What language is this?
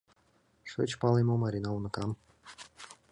Mari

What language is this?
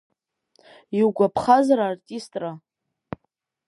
Abkhazian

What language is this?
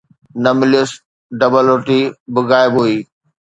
Sindhi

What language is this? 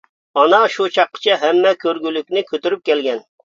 Uyghur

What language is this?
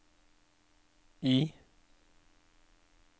Norwegian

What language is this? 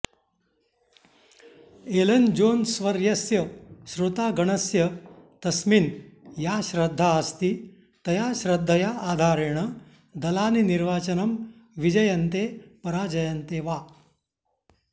Sanskrit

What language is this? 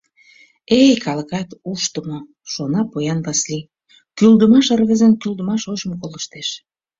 Mari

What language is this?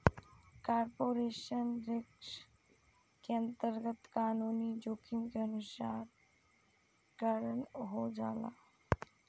Bhojpuri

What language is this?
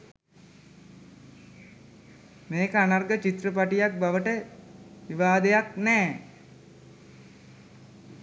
Sinhala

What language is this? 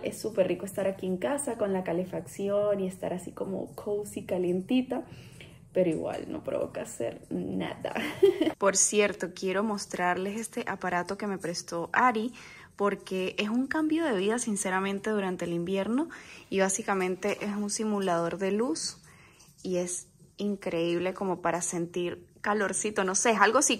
Spanish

